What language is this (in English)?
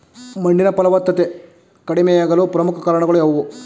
Kannada